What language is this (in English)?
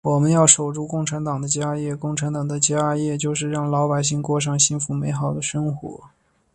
Chinese